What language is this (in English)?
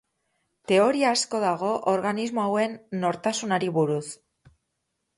Basque